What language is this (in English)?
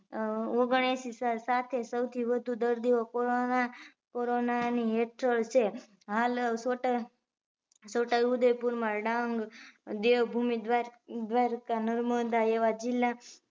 Gujarati